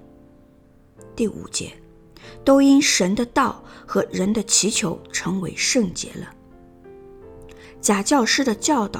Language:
Chinese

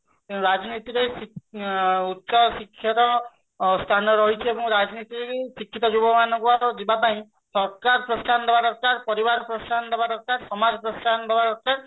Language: Odia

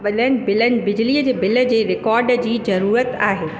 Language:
Sindhi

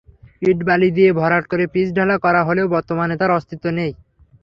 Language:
Bangla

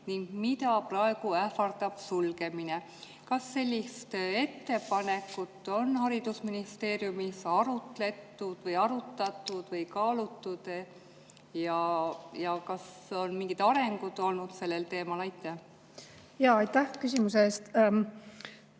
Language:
Estonian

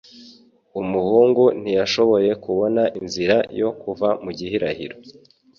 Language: Kinyarwanda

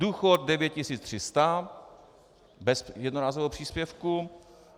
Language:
Czech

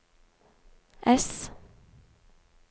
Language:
Norwegian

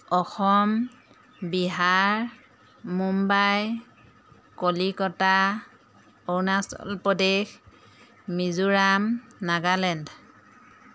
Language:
Assamese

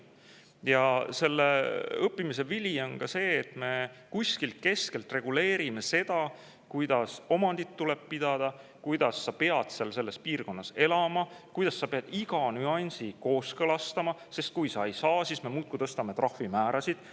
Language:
Estonian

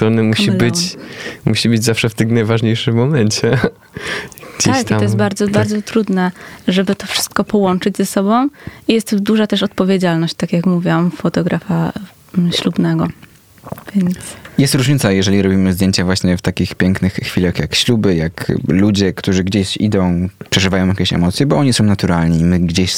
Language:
Polish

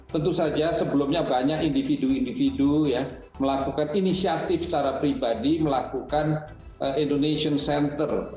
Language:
Indonesian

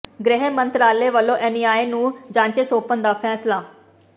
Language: Punjabi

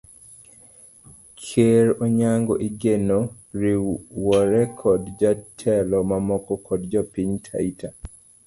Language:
Luo (Kenya and Tanzania)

